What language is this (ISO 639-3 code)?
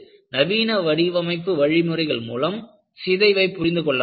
tam